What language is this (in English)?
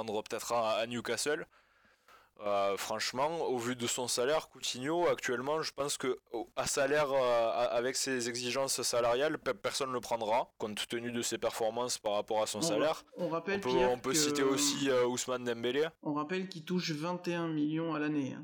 French